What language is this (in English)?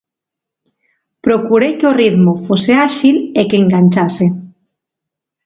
Galician